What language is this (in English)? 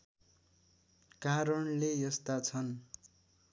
Nepali